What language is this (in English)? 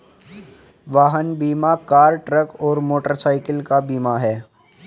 Hindi